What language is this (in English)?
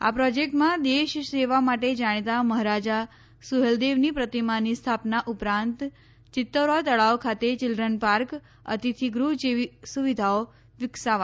Gujarati